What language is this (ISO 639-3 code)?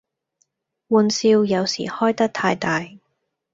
yue